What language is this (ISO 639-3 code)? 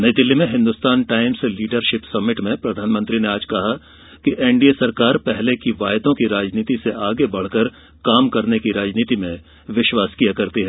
hin